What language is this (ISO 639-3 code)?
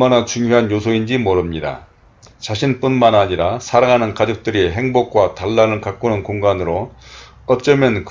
kor